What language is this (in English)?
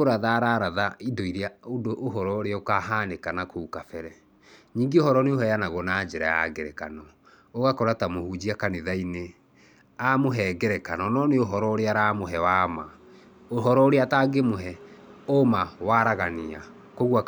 Kikuyu